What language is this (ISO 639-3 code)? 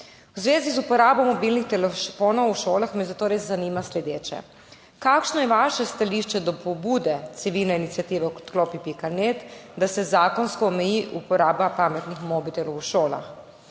slv